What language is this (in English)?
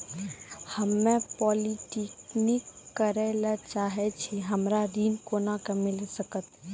Maithili